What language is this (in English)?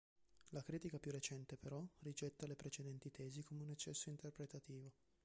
Italian